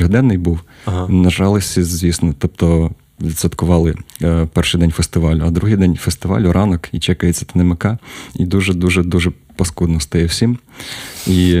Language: Ukrainian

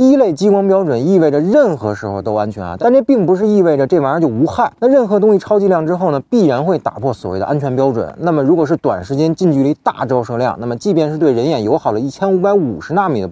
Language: Chinese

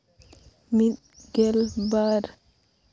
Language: Santali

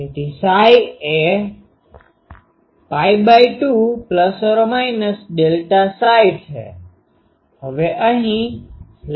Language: Gujarati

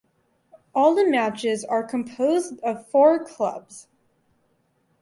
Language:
English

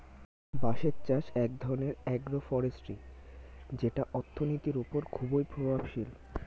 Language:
Bangla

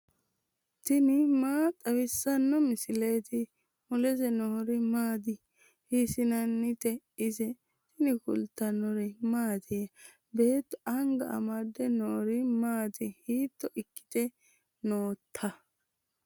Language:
Sidamo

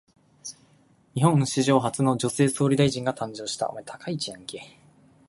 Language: Japanese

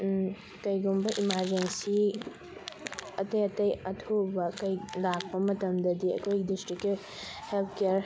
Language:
Manipuri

